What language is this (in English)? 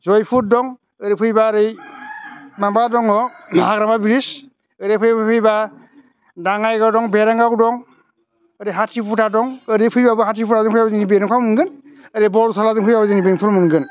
Bodo